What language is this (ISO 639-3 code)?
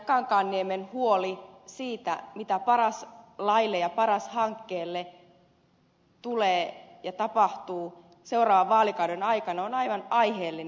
fin